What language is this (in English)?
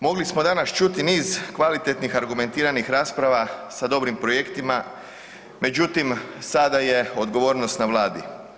Croatian